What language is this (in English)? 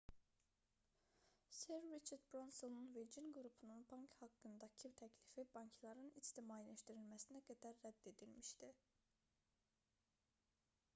Azerbaijani